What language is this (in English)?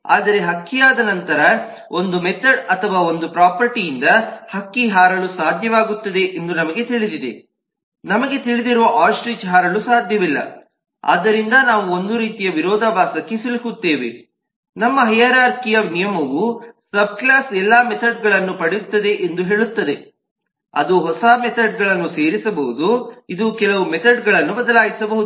Kannada